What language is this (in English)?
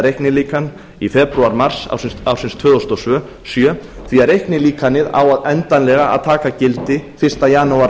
Icelandic